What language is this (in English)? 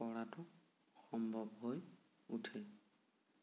Assamese